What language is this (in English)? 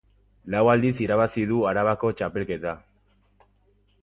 Basque